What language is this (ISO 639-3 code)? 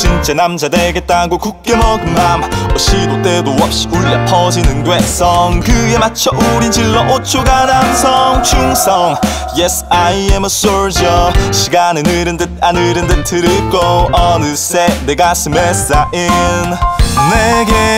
kor